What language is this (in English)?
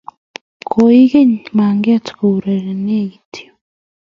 Kalenjin